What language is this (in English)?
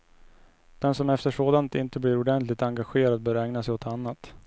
Swedish